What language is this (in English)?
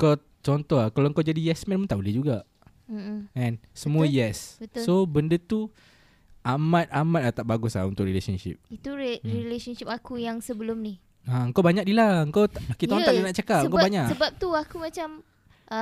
Malay